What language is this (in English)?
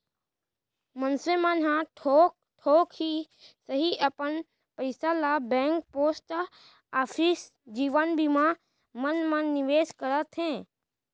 Chhattisgarhi